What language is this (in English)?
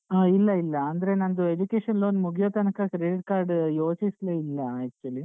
Kannada